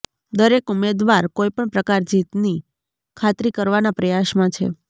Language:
Gujarati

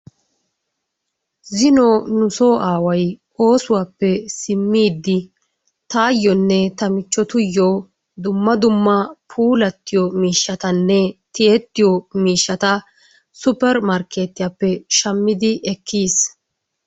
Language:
Wolaytta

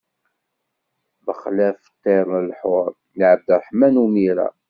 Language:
Kabyle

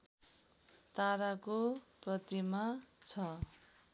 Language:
Nepali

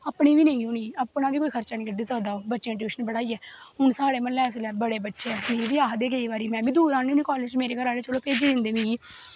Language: Dogri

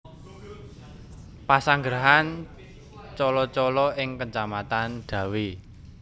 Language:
Javanese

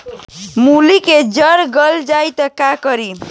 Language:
Bhojpuri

